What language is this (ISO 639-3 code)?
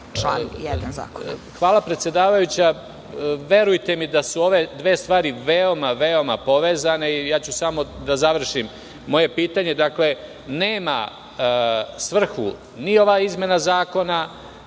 srp